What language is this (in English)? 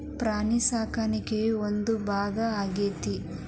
Kannada